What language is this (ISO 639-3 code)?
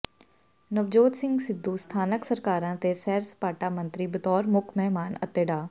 pan